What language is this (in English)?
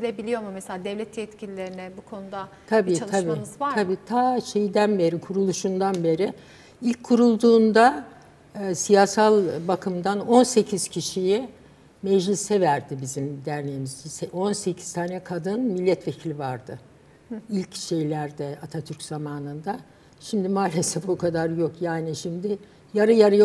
Turkish